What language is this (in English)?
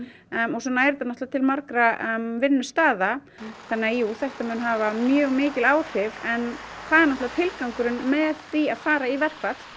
Icelandic